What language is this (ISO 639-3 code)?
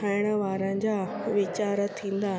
snd